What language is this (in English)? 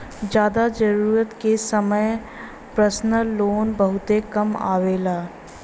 Bhojpuri